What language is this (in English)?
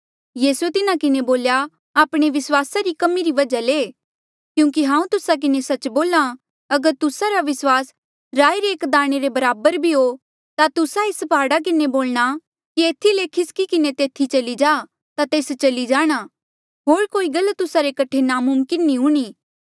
Mandeali